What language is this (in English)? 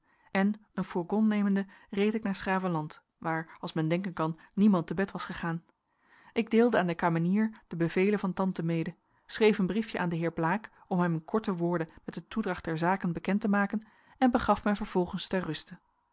Dutch